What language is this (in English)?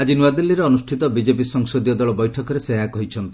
Odia